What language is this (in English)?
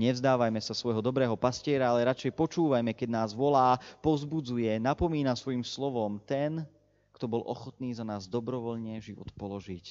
Slovak